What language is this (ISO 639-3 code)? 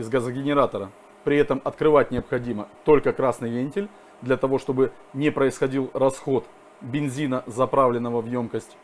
rus